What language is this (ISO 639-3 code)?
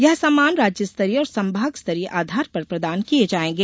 hin